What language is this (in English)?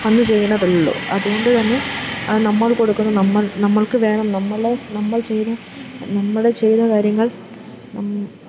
Malayalam